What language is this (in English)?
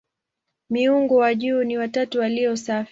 Swahili